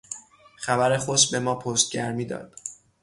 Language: Persian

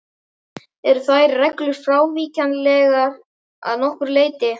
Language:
Icelandic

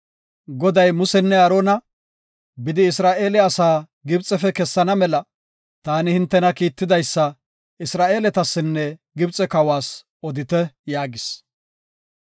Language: Gofa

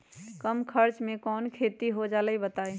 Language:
Magahi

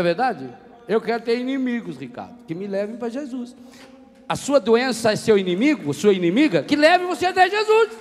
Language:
Portuguese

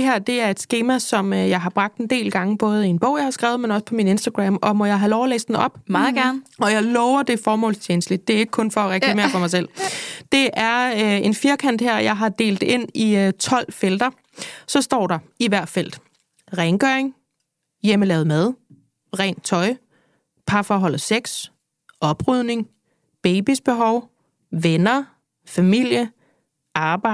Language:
Danish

